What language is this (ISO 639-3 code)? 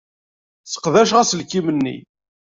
kab